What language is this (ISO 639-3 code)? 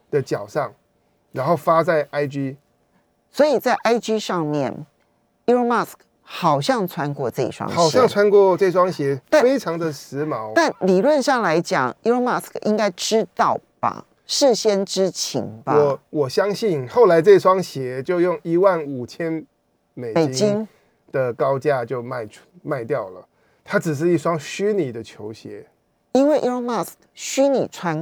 zho